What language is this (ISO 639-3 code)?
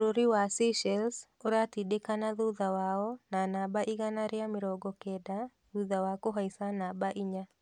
kik